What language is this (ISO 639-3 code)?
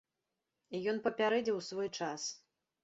bel